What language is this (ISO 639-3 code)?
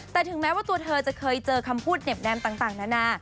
tha